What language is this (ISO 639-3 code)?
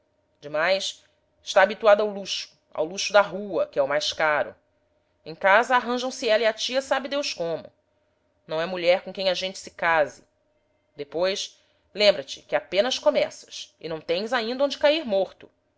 por